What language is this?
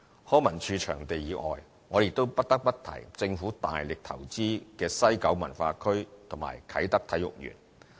Cantonese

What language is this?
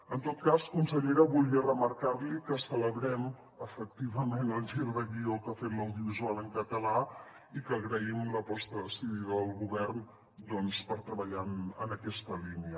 Catalan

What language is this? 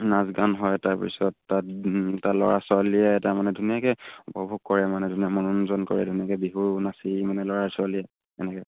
Assamese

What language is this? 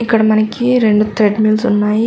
Telugu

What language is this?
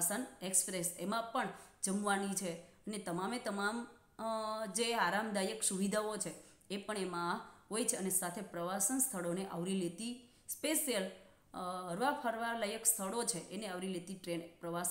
Hindi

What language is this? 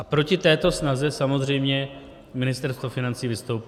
Czech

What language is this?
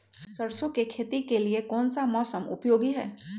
Magahi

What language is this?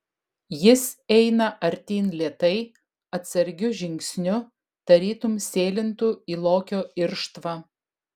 Lithuanian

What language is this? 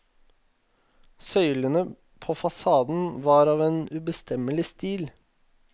Norwegian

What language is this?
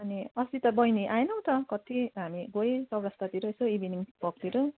Nepali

